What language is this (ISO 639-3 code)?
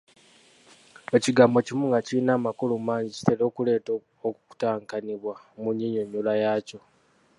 lug